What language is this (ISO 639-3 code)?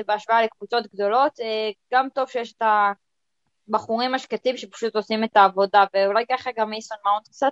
heb